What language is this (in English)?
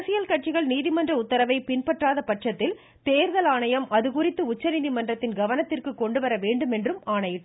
Tamil